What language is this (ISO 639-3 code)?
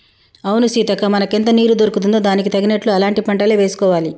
tel